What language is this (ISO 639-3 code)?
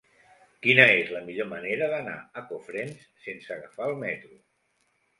cat